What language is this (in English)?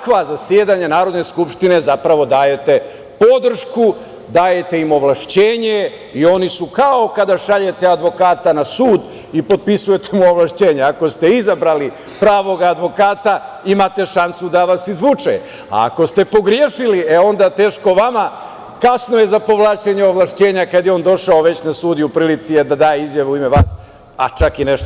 Serbian